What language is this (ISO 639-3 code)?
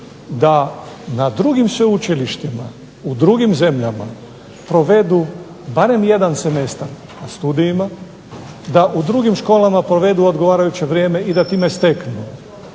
hrv